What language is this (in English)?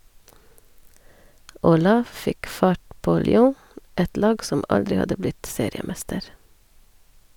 Norwegian